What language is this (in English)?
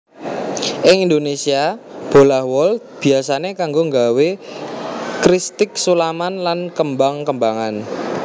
Javanese